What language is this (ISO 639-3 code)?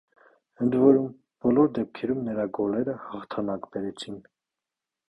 hye